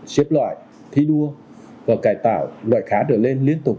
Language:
Vietnamese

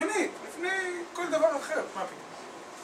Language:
Hebrew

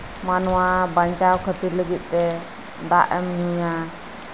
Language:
Santali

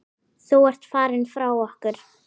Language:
Icelandic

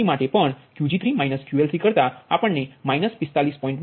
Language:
Gujarati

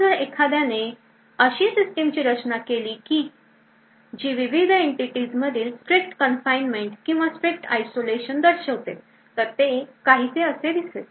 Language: Marathi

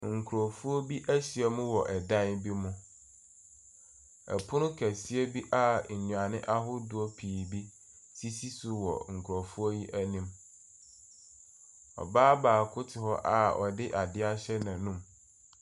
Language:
Akan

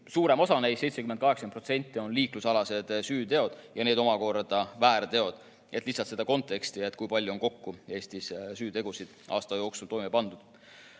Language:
Estonian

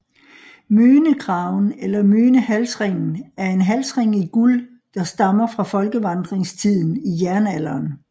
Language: Danish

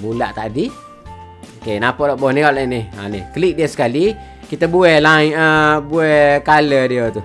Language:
Malay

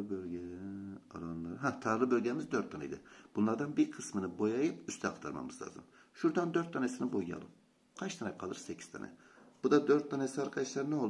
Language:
Turkish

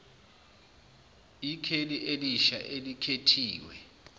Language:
Zulu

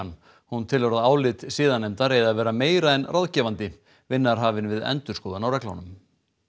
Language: Icelandic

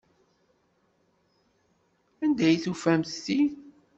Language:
Kabyle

